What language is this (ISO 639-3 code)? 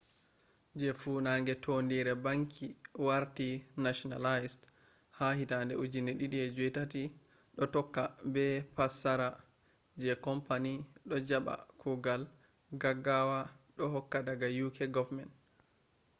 ful